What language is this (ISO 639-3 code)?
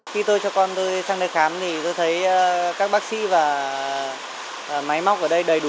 vie